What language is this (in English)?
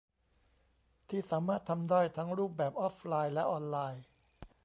Thai